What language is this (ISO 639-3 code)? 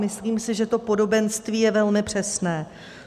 ces